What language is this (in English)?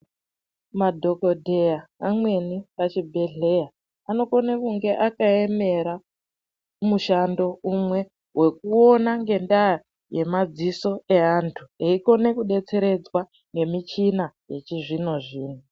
Ndau